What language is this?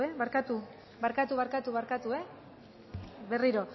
Basque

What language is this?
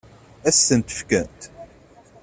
Kabyle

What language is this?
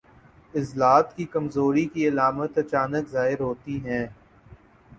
Urdu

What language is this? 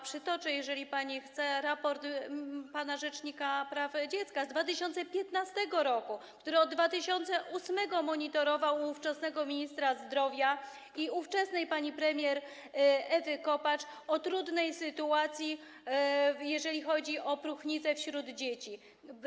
Polish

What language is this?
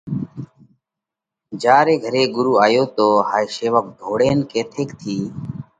Parkari Koli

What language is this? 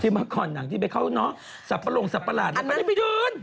Thai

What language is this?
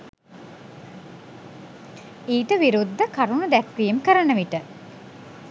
Sinhala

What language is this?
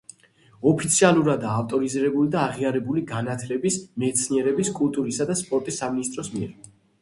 Georgian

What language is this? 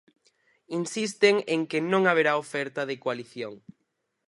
Galician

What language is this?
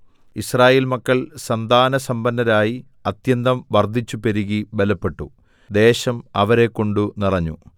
Malayalam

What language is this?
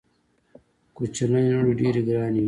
Pashto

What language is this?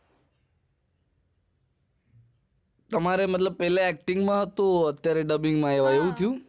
Gujarati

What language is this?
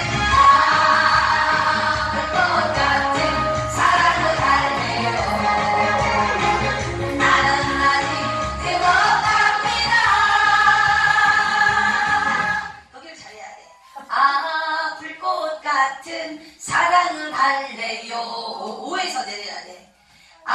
Korean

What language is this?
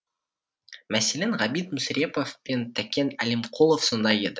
Kazakh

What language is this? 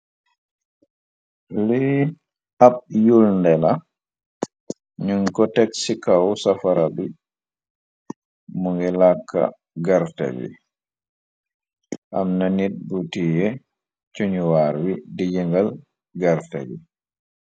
Wolof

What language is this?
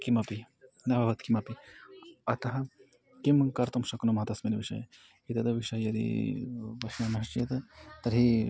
Sanskrit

